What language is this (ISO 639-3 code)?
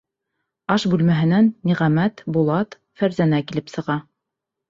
bak